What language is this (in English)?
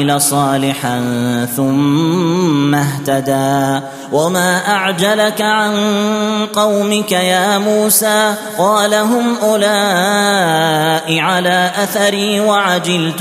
Arabic